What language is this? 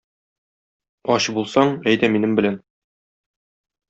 Tatar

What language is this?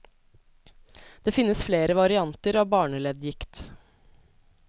Norwegian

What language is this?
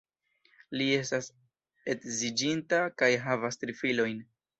Esperanto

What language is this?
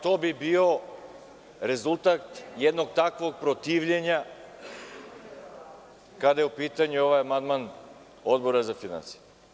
Serbian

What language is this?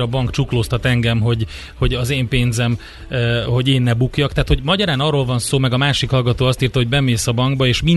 Hungarian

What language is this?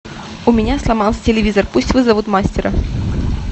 Russian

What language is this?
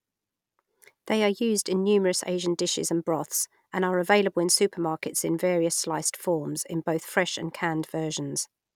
English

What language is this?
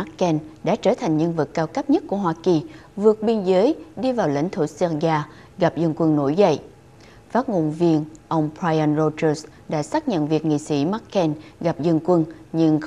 Vietnamese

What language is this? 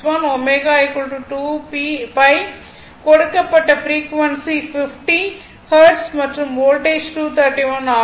Tamil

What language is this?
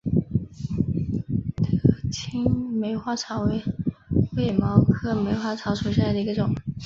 Chinese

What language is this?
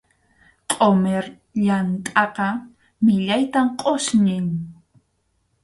Arequipa-La Unión Quechua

